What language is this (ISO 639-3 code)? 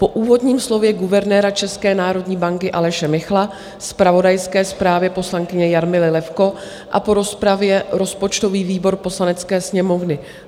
ces